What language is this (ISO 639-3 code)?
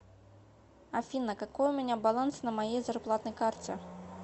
rus